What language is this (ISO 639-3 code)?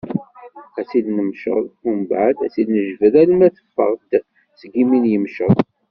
kab